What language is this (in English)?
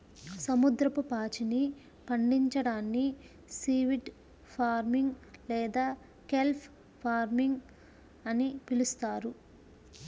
Telugu